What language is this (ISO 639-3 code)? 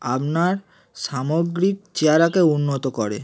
ben